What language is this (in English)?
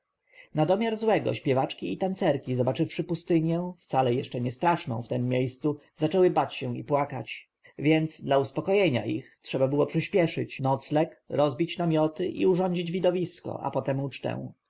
Polish